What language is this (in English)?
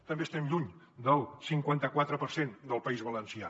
Catalan